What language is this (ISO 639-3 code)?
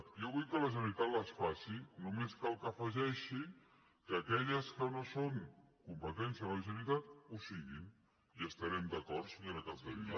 cat